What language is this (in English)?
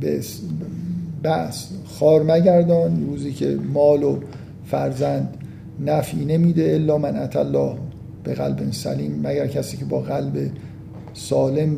Persian